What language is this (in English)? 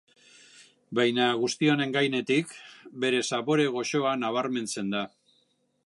Basque